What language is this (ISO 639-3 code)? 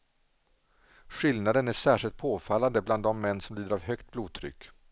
swe